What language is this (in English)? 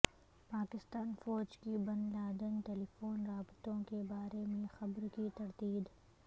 Urdu